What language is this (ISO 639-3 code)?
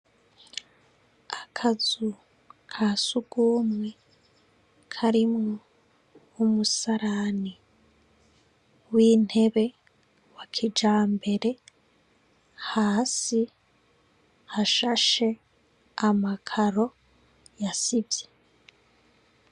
run